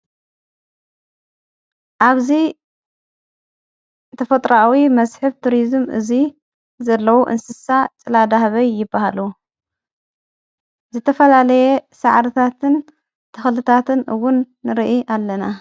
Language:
Tigrinya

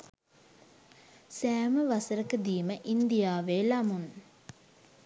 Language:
Sinhala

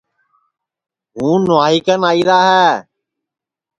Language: Sansi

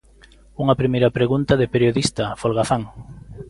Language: Galician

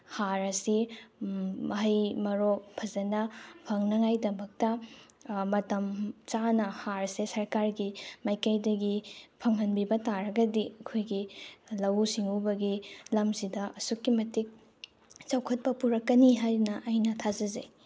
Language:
Manipuri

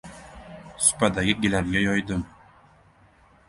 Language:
Uzbek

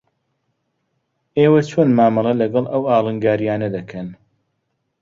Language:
Central Kurdish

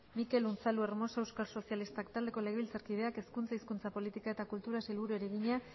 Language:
Basque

